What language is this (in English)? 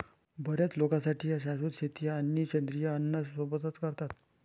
Marathi